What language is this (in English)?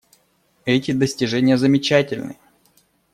Russian